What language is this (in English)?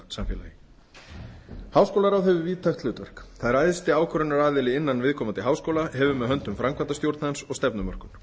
Icelandic